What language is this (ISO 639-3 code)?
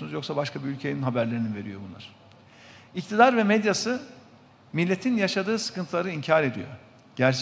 tur